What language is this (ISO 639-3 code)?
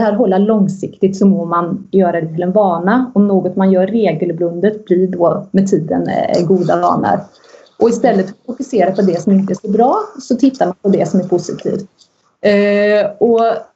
swe